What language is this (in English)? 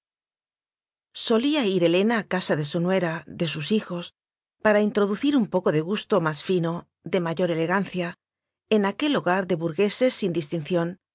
Spanish